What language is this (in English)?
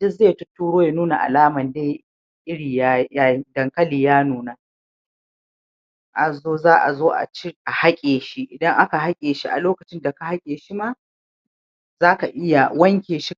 Hausa